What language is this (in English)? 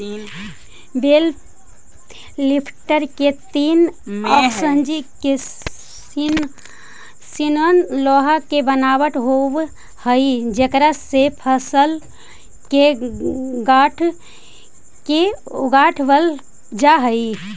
Magahi